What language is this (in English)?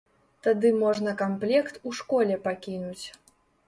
Belarusian